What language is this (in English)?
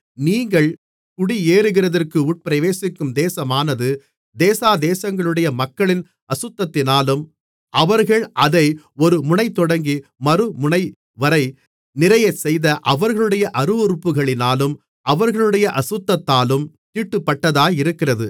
Tamil